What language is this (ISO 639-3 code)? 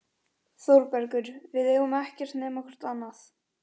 isl